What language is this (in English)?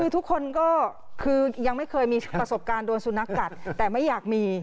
Thai